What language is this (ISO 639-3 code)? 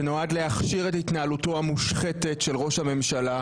heb